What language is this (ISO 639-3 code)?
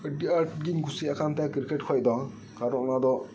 sat